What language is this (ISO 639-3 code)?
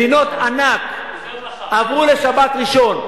heb